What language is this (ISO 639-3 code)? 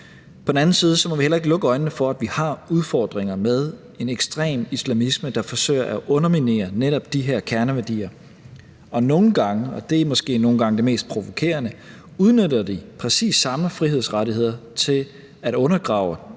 dan